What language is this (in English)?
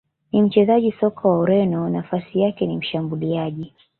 Swahili